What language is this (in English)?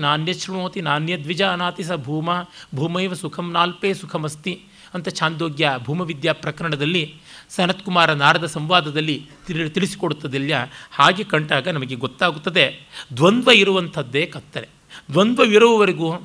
Kannada